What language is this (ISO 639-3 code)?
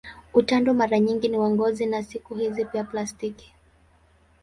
swa